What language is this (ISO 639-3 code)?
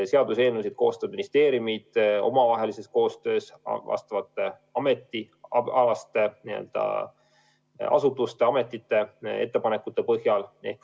est